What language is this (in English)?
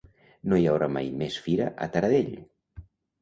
Catalan